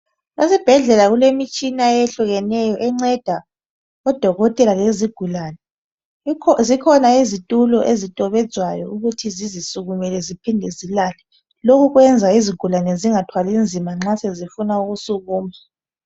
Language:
North Ndebele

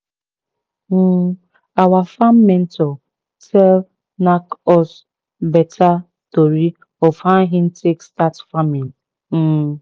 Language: Nigerian Pidgin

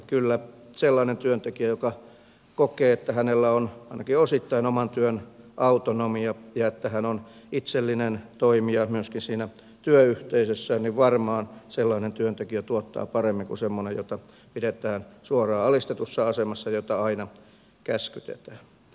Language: Finnish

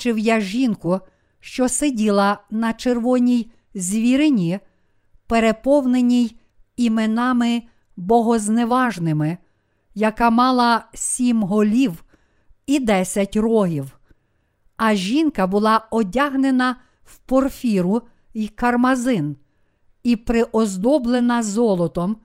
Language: Ukrainian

